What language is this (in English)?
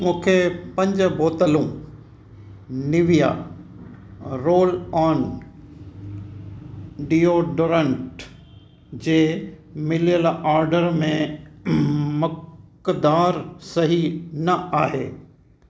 Sindhi